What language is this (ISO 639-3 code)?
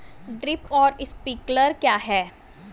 hin